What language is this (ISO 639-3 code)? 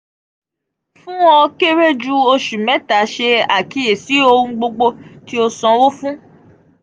yor